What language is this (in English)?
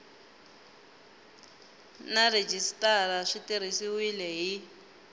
Tsonga